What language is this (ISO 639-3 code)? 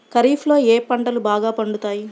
tel